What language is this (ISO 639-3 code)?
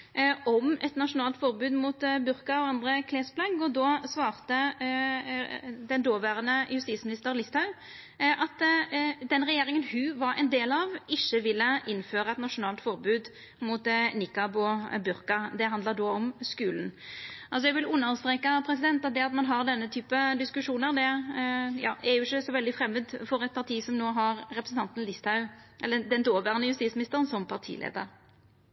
nno